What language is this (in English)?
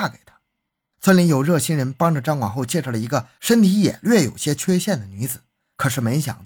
Chinese